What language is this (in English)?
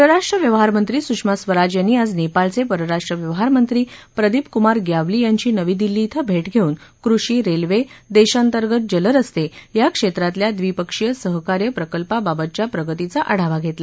Marathi